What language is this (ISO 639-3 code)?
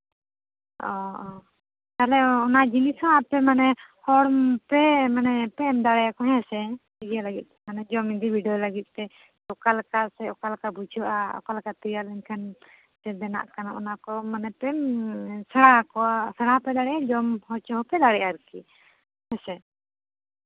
sat